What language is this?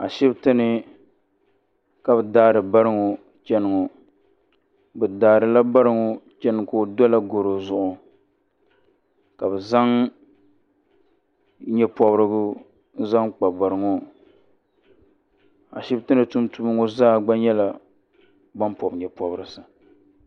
Dagbani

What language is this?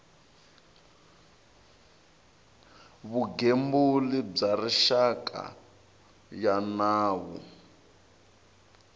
Tsonga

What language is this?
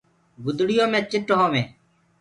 Gurgula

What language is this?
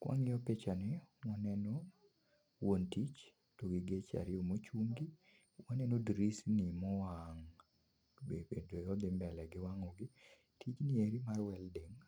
Luo (Kenya and Tanzania)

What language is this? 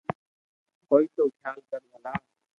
Loarki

